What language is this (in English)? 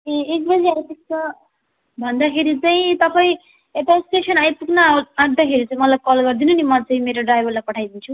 Nepali